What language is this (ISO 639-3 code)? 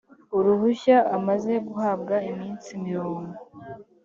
kin